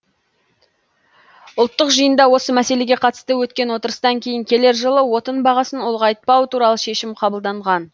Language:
Kazakh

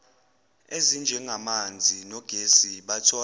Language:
Zulu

